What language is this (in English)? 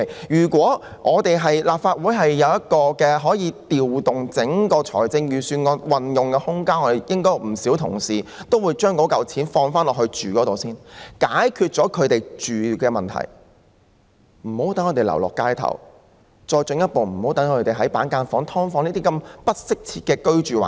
Cantonese